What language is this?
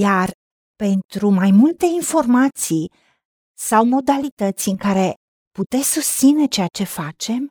Romanian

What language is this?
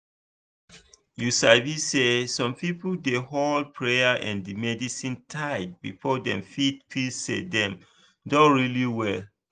Nigerian Pidgin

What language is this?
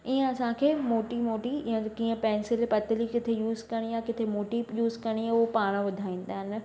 Sindhi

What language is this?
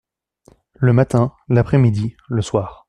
French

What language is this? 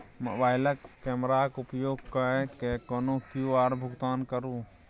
Maithili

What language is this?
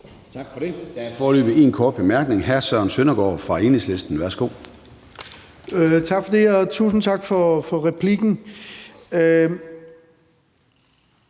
Danish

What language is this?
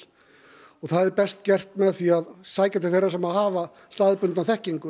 Icelandic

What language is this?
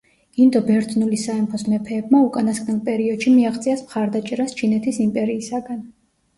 Georgian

